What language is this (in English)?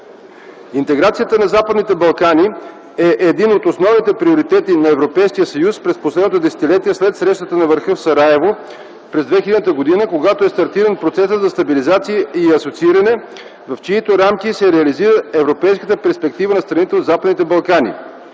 Bulgarian